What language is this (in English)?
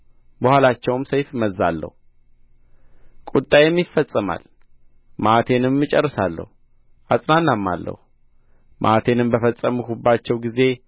Amharic